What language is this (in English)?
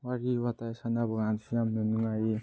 Manipuri